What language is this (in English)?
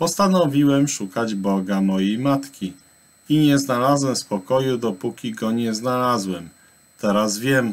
Polish